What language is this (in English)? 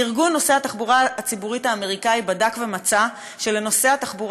Hebrew